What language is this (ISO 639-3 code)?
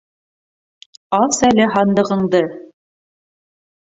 bak